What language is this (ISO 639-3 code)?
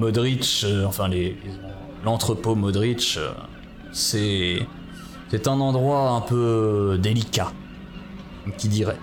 fra